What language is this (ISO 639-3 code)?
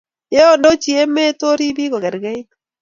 kln